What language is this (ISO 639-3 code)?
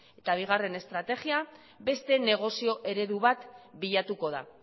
eus